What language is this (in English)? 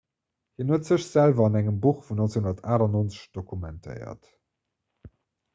Luxembourgish